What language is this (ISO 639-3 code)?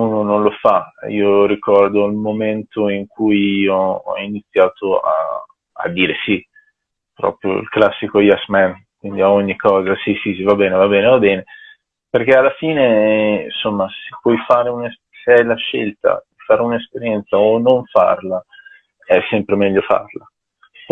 ita